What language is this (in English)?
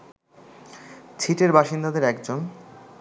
Bangla